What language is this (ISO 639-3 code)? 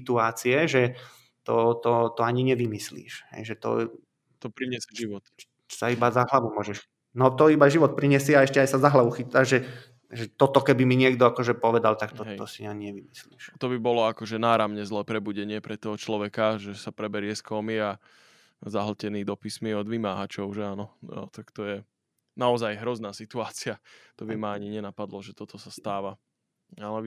slk